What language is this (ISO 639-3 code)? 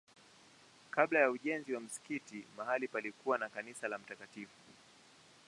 swa